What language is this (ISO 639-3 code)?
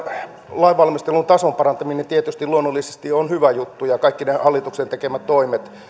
fin